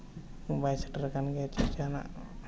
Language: Santali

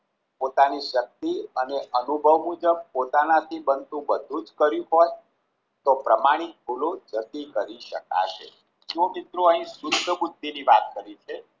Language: Gujarati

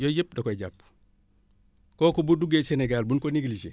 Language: Wolof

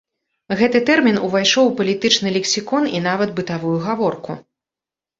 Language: Belarusian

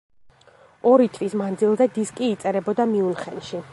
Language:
Georgian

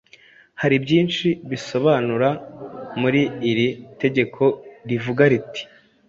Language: Kinyarwanda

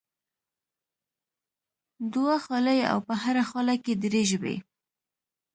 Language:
Pashto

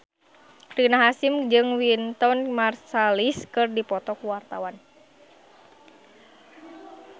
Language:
Sundanese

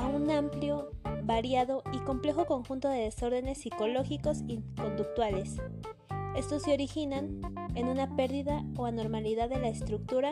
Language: Spanish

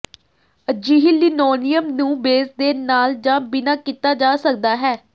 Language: Punjabi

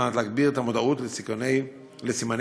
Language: Hebrew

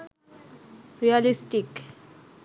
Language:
Bangla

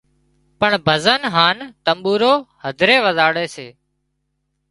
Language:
Wadiyara Koli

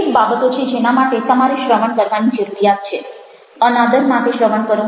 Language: Gujarati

